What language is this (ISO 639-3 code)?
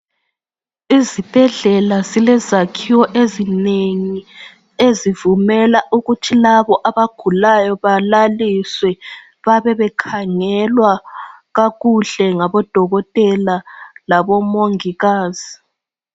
nde